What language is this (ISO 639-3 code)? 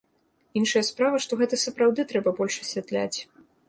bel